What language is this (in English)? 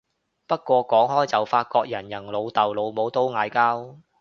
Cantonese